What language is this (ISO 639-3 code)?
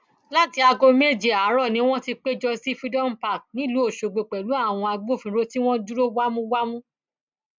yor